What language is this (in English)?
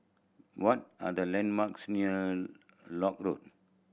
English